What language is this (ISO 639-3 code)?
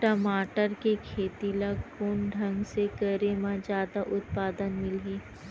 hne